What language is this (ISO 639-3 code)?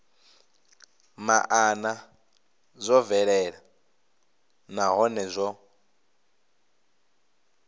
ven